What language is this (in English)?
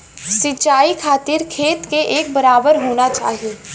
Bhojpuri